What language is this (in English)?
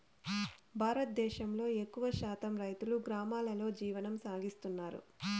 Telugu